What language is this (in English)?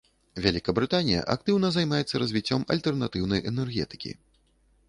Belarusian